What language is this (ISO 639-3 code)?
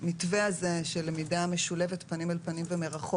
heb